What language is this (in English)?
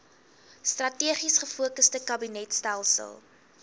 Afrikaans